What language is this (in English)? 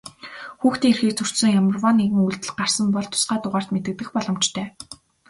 Mongolian